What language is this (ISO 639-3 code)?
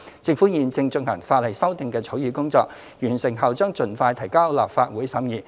yue